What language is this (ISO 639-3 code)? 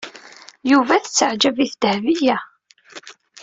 kab